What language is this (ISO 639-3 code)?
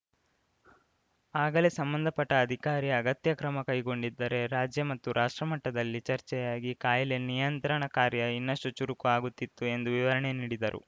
kan